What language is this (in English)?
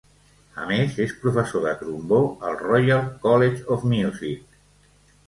Catalan